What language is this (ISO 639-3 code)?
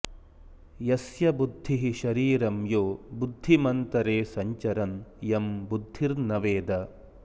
san